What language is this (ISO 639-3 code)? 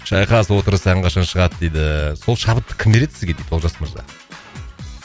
kaz